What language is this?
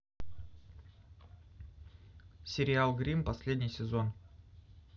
Russian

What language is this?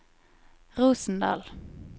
Norwegian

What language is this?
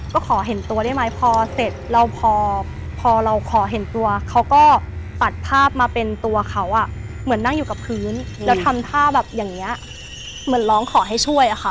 Thai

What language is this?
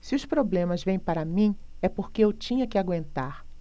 Portuguese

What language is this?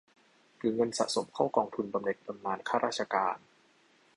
Thai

